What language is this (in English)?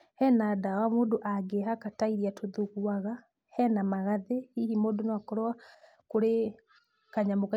Kikuyu